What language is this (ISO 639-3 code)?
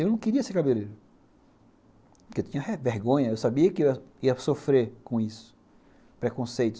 por